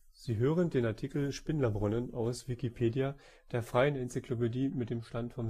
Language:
German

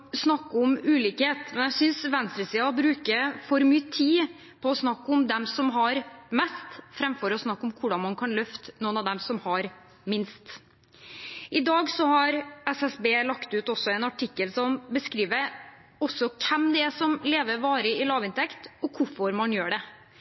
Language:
Norwegian Bokmål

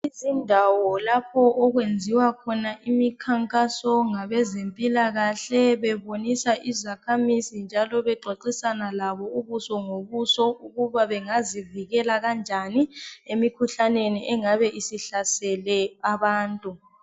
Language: North Ndebele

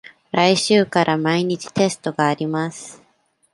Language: Japanese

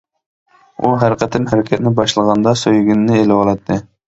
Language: Uyghur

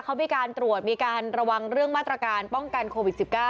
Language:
Thai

